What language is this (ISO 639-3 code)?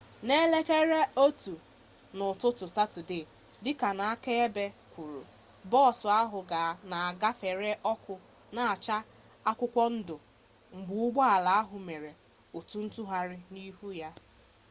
ibo